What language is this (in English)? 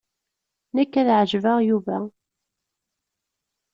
Kabyle